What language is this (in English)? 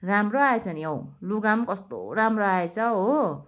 Nepali